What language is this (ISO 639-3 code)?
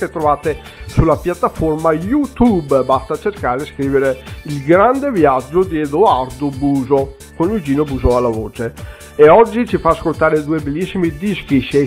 ita